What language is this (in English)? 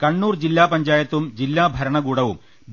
Malayalam